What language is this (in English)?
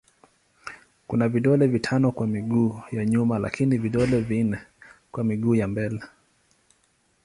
Swahili